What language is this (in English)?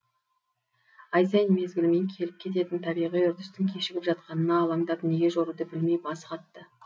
Kazakh